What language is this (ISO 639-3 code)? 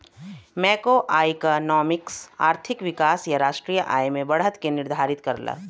bho